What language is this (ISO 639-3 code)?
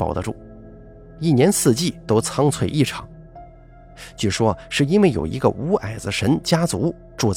zho